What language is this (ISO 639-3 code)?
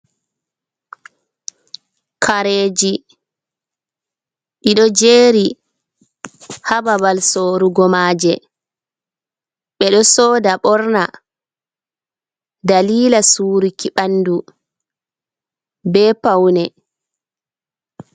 ful